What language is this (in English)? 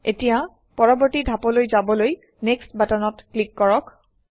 Assamese